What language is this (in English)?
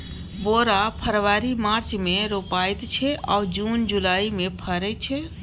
Maithili